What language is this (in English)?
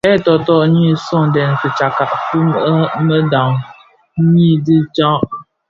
Bafia